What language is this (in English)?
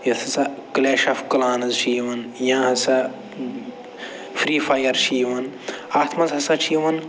Kashmiri